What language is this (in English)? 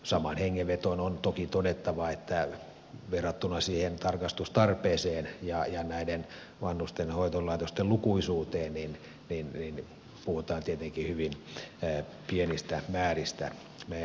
Finnish